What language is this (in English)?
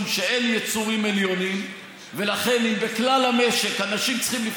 Hebrew